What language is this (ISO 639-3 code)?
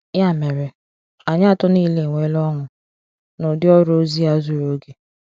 ibo